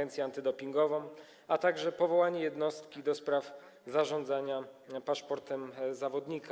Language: Polish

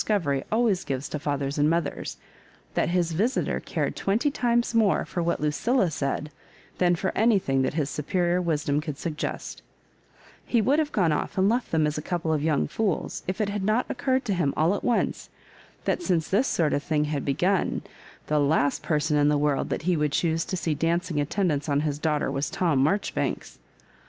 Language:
English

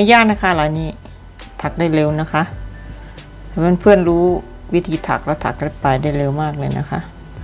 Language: Thai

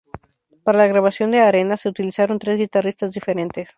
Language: Spanish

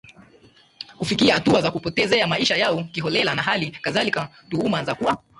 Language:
Swahili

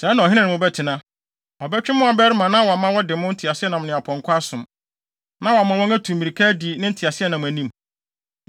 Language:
Akan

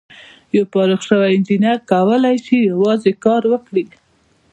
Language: Pashto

